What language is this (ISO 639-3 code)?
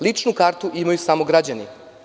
srp